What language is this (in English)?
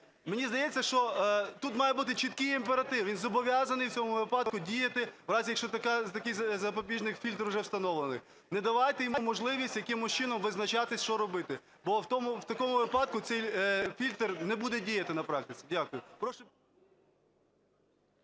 Ukrainian